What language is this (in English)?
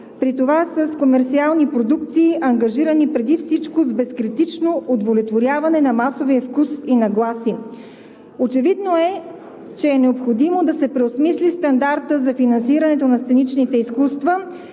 Bulgarian